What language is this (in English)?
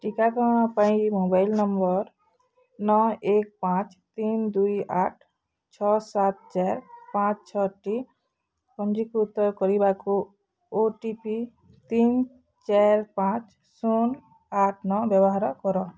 Odia